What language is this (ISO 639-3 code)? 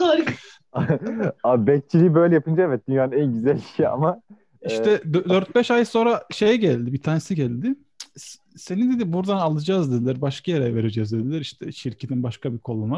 tur